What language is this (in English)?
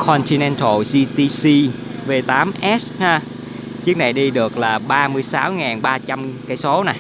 Vietnamese